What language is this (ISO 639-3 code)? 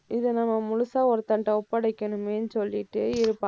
tam